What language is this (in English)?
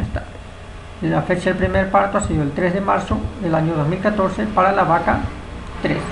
Spanish